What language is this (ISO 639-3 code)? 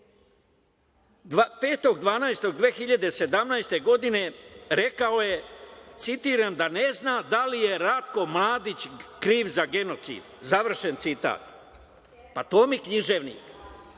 srp